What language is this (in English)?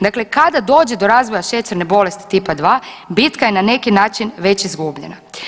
Croatian